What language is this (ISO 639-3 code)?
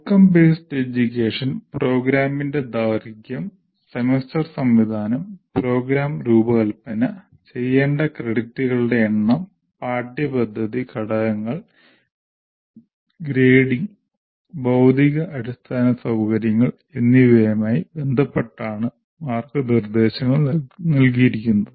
mal